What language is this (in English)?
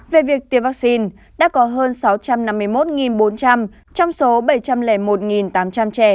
Vietnamese